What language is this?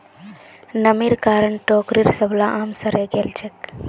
Magahi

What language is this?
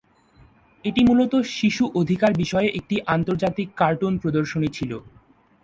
Bangla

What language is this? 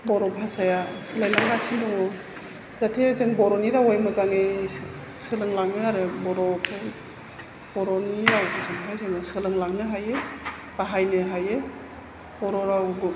Bodo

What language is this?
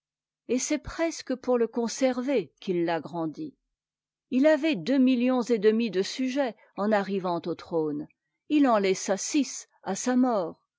French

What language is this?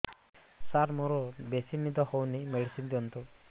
Odia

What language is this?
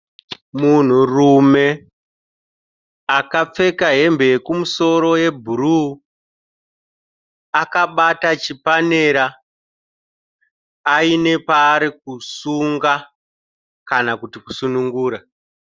Shona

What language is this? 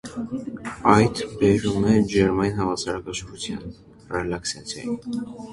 Armenian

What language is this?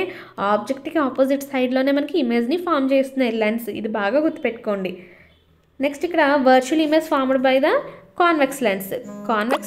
Telugu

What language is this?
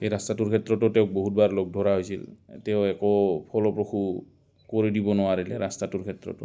Assamese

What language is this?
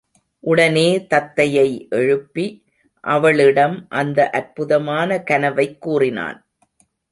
Tamil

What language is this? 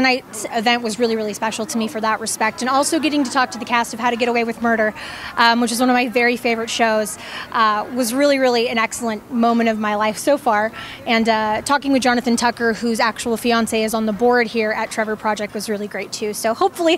English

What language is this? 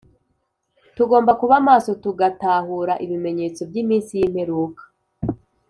Kinyarwanda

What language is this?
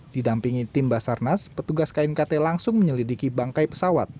Indonesian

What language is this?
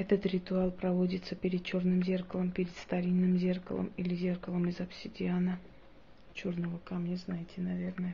Russian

